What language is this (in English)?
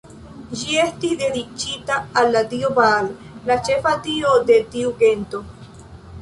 Esperanto